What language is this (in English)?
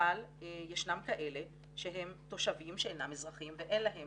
Hebrew